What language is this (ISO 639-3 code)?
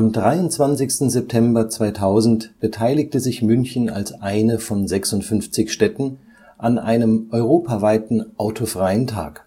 deu